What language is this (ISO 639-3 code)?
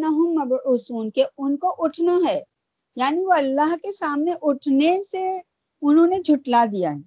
urd